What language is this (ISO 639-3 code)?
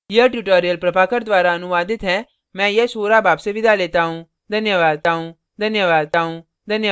hin